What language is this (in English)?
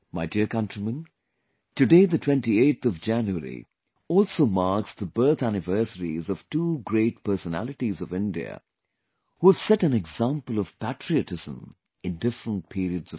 English